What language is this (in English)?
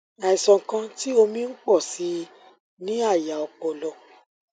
Yoruba